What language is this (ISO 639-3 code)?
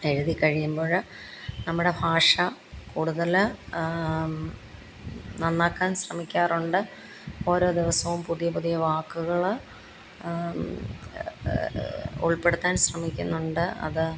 mal